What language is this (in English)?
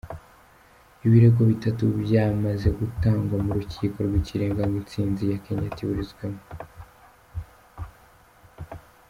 Kinyarwanda